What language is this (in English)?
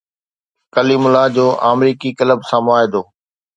Sindhi